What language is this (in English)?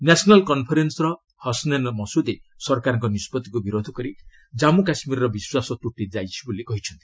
Odia